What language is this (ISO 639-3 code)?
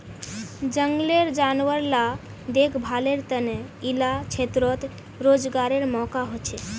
mag